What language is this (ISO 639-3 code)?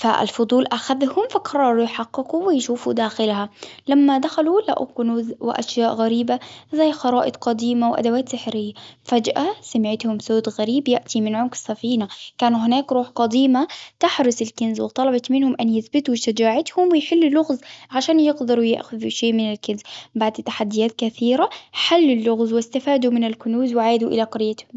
acw